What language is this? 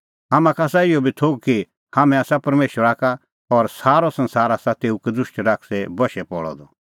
Kullu Pahari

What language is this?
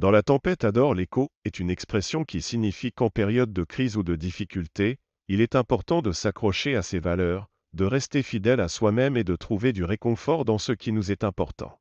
French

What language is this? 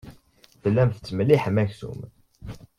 Kabyle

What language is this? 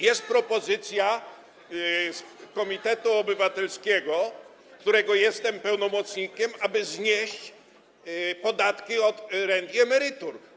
Polish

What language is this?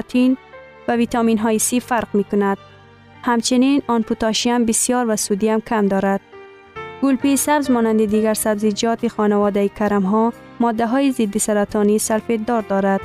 Persian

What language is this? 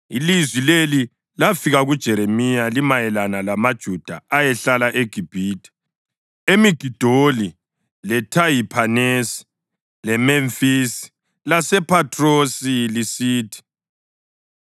North Ndebele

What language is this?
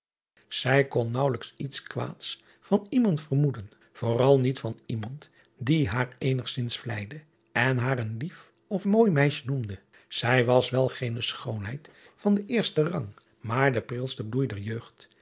Dutch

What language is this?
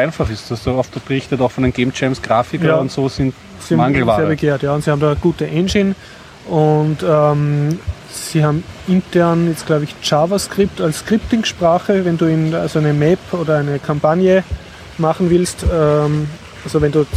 German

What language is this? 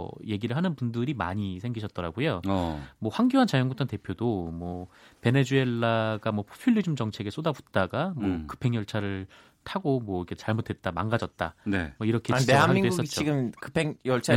Korean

